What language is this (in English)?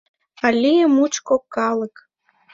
Mari